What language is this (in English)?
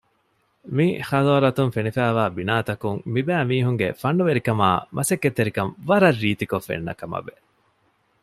Divehi